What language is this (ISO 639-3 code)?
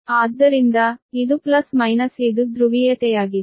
kan